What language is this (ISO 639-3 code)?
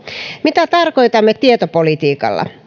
fin